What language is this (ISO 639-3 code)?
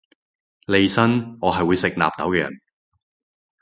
yue